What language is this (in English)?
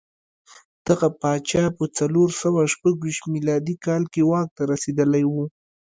Pashto